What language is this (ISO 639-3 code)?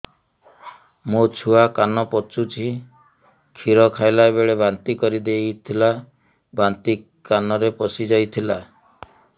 ori